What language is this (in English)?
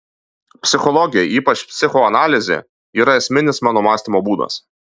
Lithuanian